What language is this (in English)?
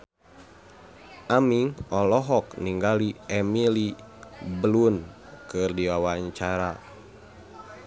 Sundanese